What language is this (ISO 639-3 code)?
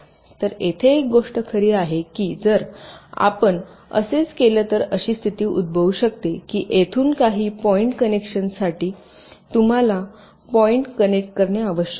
mar